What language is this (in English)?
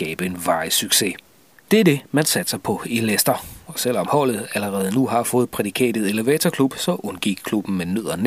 Danish